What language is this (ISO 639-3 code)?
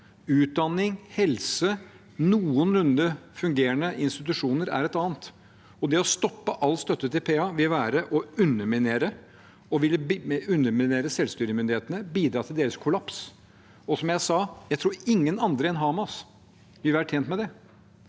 nor